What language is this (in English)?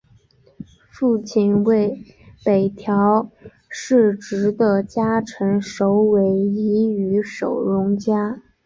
Chinese